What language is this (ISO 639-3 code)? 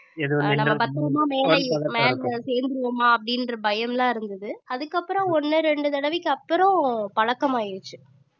tam